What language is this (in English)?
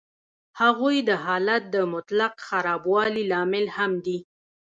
Pashto